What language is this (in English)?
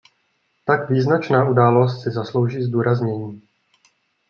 Czech